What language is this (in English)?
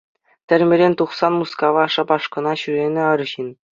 Chuvash